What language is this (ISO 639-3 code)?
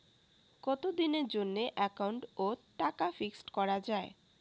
ben